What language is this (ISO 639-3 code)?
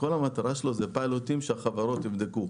heb